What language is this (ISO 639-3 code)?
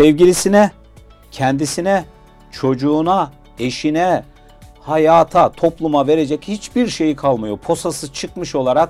tur